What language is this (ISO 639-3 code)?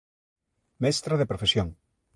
glg